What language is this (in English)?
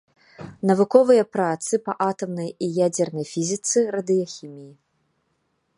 Belarusian